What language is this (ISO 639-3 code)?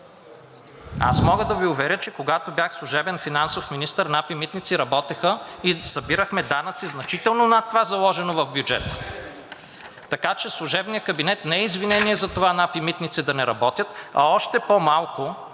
bul